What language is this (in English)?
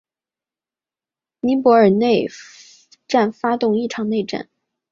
Chinese